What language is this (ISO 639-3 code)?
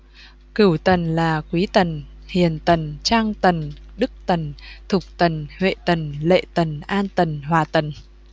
vie